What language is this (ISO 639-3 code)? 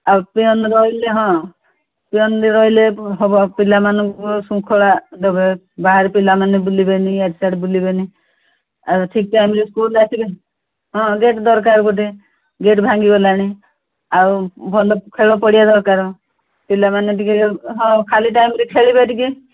ori